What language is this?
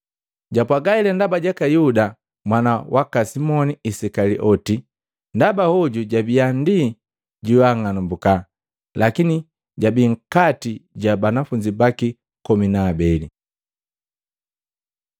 Matengo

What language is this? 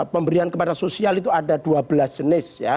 Indonesian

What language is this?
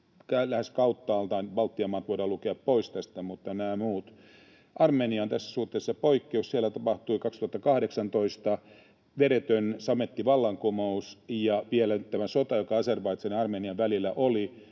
Finnish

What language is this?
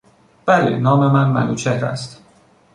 Persian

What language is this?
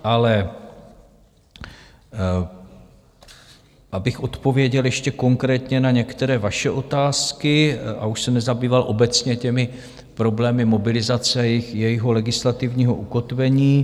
Czech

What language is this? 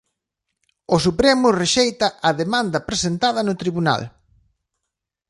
Galician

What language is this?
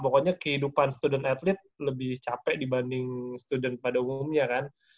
Indonesian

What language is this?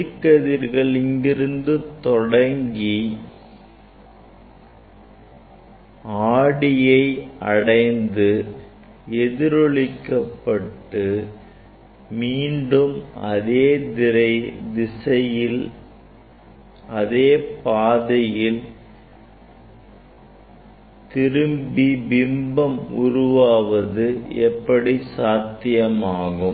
Tamil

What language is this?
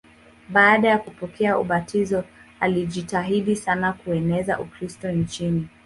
Swahili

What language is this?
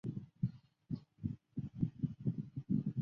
Chinese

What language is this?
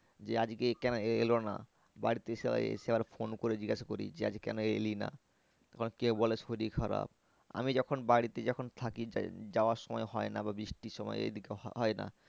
Bangla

